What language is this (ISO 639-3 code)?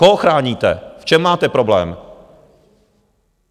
ces